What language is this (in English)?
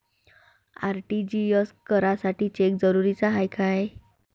Marathi